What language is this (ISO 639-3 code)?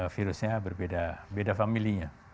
ind